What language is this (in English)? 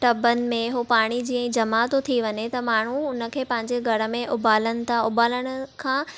Sindhi